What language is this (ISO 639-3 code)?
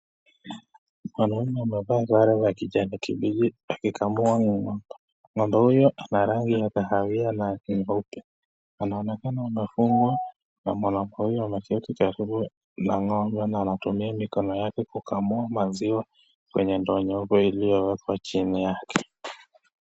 swa